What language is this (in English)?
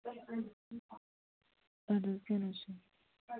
Kashmiri